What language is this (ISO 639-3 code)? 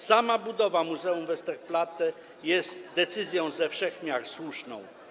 pol